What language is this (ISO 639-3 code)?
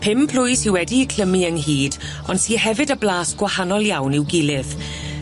cym